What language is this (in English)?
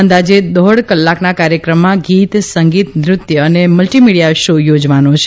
Gujarati